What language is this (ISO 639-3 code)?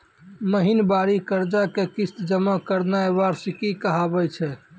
mai